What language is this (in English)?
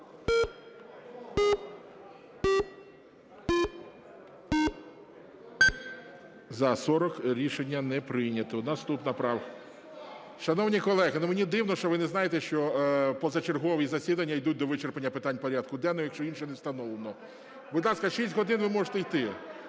Ukrainian